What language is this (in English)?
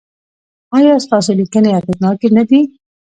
Pashto